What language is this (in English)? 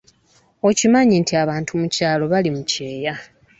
Ganda